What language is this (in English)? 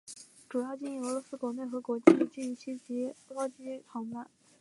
Chinese